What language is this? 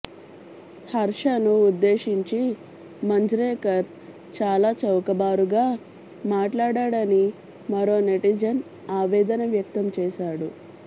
Telugu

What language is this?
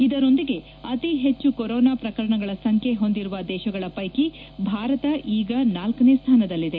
Kannada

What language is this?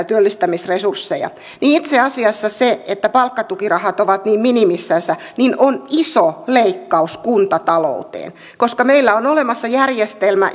Finnish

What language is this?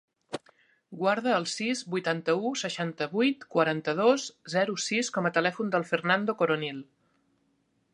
Catalan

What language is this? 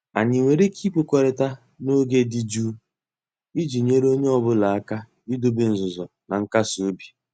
Igbo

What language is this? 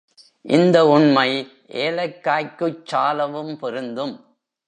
Tamil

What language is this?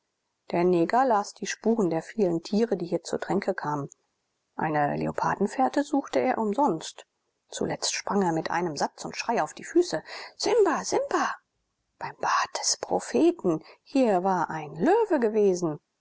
German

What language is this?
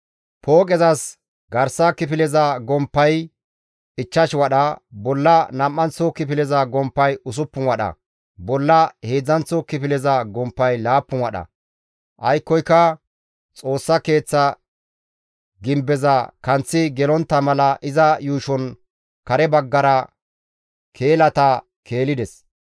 Gamo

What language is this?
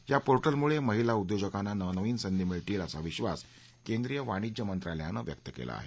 Marathi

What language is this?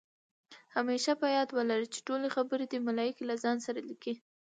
Pashto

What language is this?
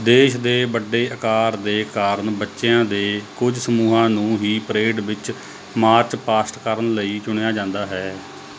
Punjabi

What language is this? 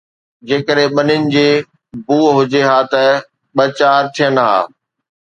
Sindhi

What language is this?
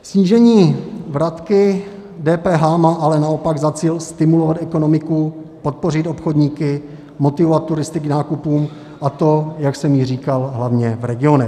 Czech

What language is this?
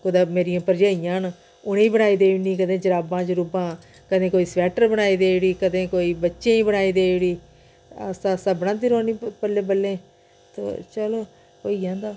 Dogri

